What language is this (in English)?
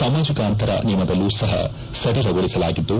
Kannada